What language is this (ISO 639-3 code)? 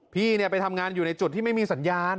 tha